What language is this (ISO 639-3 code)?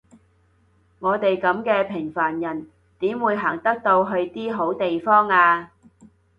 yue